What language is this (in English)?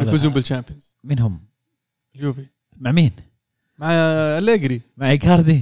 Arabic